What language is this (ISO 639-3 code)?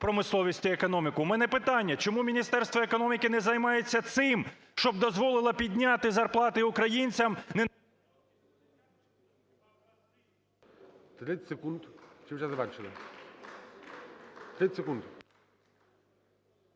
ukr